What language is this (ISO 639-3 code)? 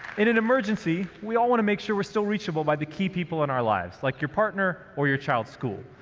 eng